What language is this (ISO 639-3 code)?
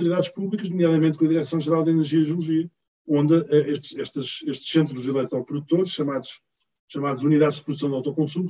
por